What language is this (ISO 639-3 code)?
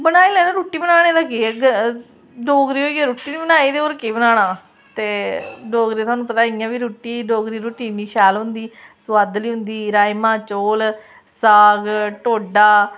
doi